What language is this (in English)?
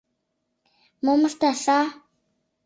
Mari